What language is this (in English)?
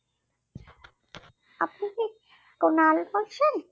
Bangla